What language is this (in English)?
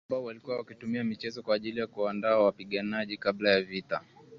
Swahili